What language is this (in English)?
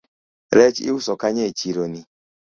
Luo (Kenya and Tanzania)